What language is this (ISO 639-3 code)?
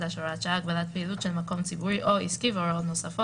heb